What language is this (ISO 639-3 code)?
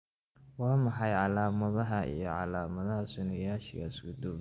som